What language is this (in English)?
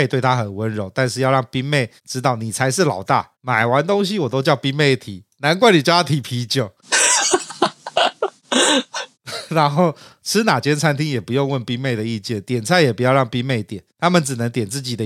Chinese